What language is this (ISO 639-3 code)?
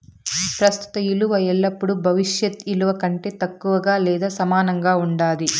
tel